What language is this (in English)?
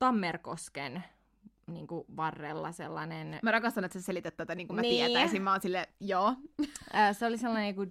Finnish